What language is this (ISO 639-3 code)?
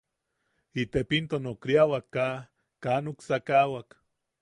yaq